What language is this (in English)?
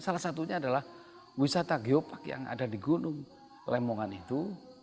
Indonesian